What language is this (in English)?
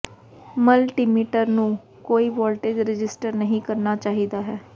Punjabi